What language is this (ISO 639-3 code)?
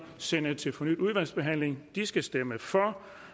dan